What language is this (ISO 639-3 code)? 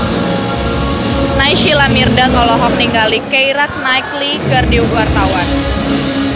sun